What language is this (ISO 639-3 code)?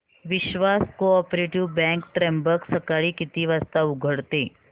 mar